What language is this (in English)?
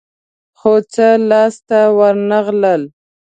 Pashto